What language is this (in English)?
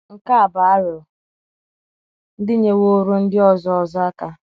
Igbo